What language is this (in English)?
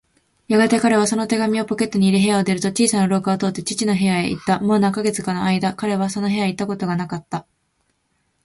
Japanese